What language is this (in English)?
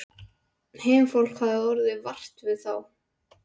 Icelandic